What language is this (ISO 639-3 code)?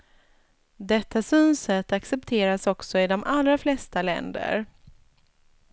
swe